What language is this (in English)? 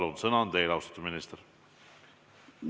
Estonian